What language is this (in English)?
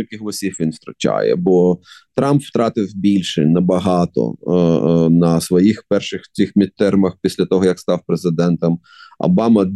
Ukrainian